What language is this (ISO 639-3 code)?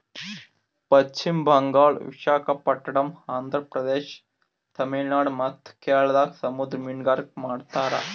kan